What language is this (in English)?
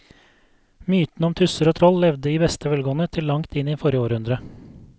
Norwegian